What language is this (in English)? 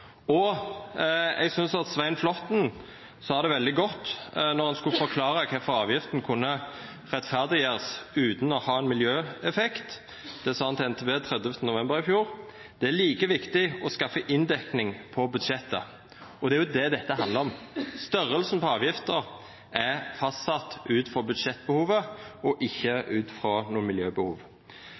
Norwegian Nynorsk